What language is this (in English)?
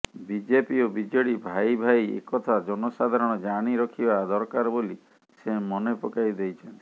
Odia